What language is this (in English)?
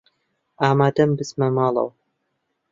Central Kurdish